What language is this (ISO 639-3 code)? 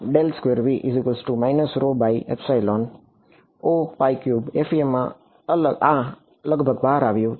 guj